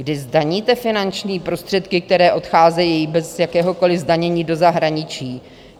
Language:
Czech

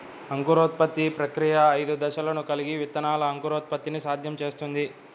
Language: Telugu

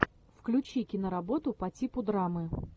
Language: Russian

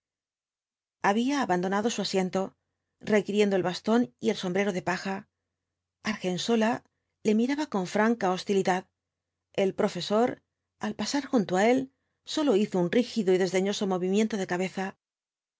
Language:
Spanish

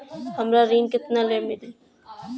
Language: Bhojpuri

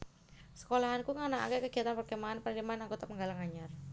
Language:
Javanese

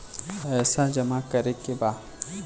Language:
Bhojpuri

